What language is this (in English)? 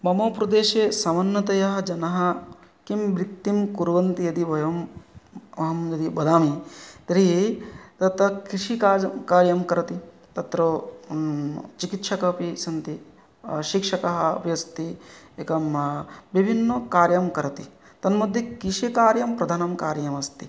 Sanskrit